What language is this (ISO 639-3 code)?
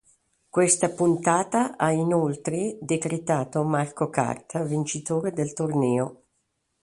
ita